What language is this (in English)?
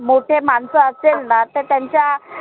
Marathi